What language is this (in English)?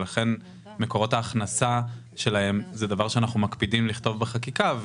Hebrew